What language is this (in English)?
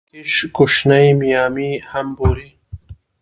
Pashto